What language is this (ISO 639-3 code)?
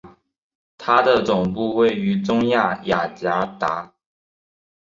zho